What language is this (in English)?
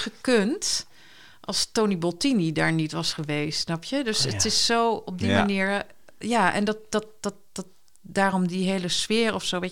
Dutch